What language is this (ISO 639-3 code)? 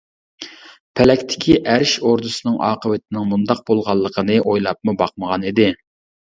uig